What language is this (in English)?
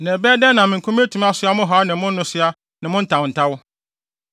Akan